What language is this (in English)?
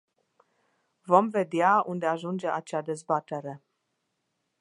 Romanian